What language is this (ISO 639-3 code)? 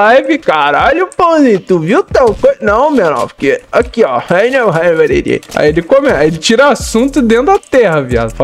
por